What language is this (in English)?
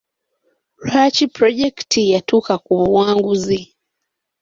Ganda